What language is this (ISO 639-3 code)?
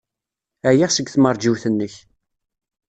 kab